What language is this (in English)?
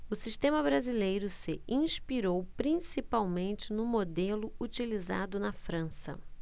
Portuguese